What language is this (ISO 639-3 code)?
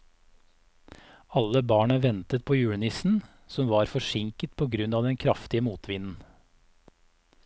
nor